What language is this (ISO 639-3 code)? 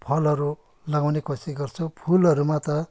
nep